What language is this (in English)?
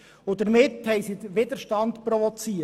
Swiss German